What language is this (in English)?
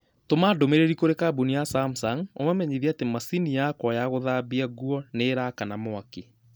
Kikuyu